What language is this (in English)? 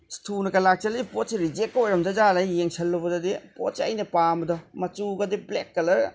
Manipuri